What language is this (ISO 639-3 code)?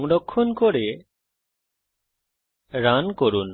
ben